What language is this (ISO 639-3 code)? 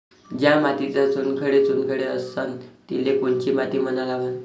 mar